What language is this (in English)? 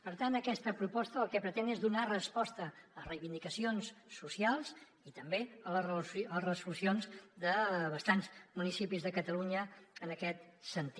Catalan